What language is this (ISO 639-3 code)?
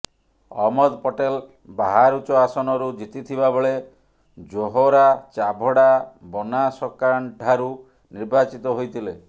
ori